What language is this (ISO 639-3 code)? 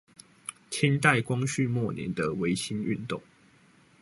zho